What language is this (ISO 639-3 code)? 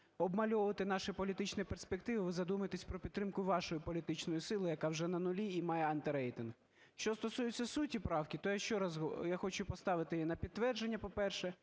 ukr